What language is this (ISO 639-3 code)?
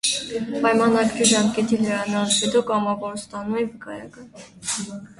hye